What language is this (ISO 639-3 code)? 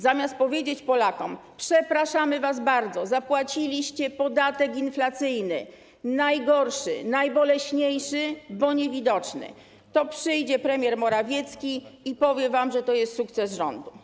pol